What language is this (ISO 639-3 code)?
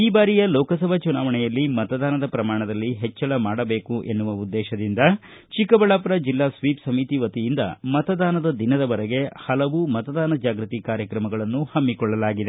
kan